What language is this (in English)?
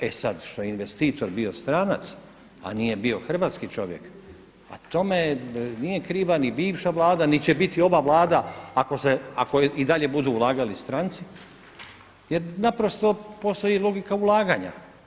Croatian